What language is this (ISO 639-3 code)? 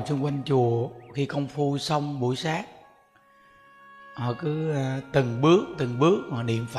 vie